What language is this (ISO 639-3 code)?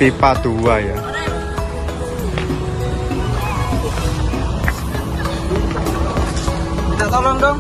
ind